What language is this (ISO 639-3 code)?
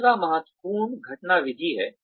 hin